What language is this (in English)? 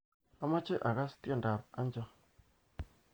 Kalenjin